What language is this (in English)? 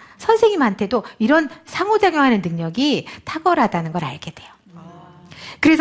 Korean